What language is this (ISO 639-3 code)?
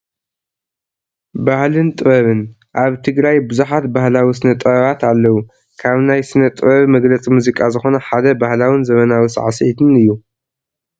tir